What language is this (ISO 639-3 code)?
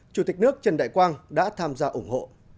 vie